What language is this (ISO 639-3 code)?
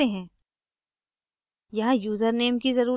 hin